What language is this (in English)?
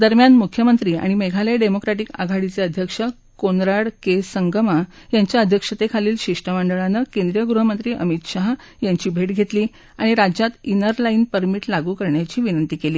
Marathi